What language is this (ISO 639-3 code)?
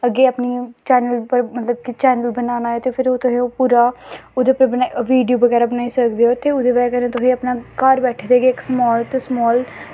doi